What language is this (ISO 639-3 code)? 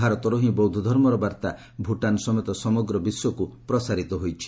ori